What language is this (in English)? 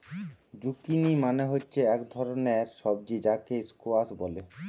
Bangla